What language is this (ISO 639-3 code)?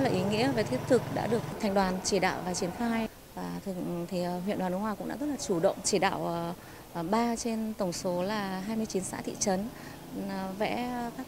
vie